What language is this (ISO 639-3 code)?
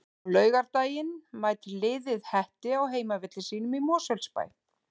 isl